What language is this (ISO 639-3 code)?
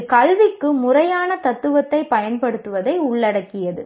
tam